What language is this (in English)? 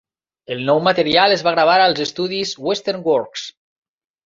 Catalan